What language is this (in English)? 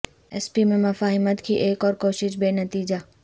Urdu